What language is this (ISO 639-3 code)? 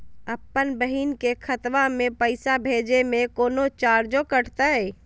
mag